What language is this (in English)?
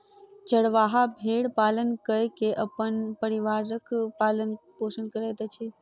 Maithili